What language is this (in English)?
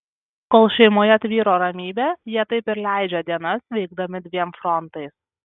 Lithuanian